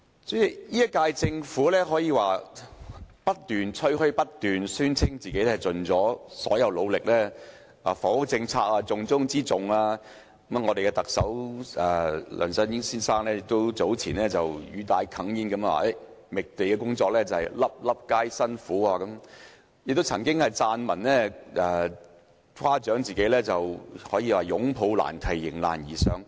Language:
Cantonese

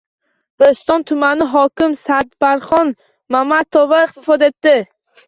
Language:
Uzbek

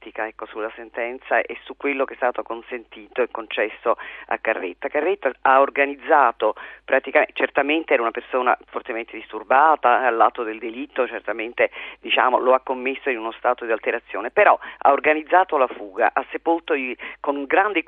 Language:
Italian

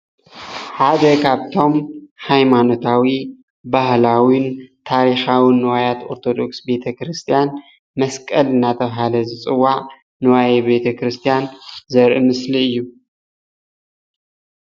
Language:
Tigrinya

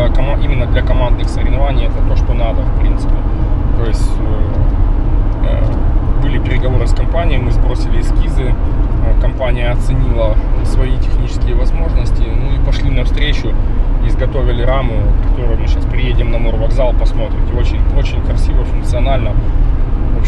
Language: Russian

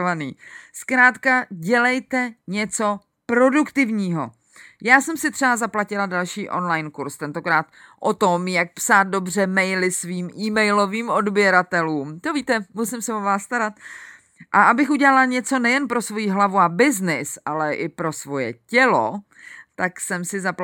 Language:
Czech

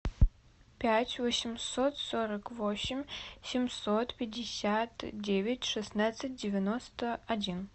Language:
Russian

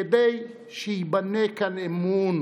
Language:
Hebrew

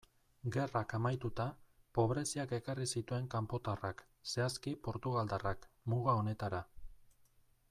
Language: Basque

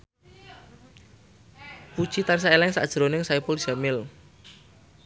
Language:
Javanese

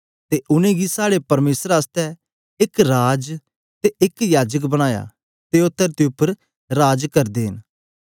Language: Dogri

